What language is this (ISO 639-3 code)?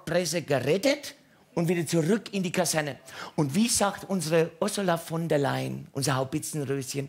deu